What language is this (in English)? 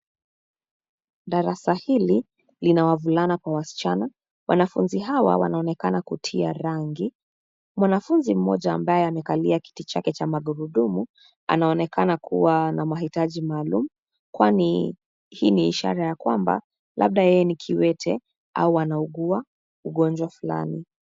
Swahili